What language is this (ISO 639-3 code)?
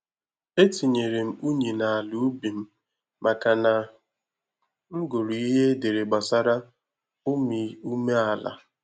ibo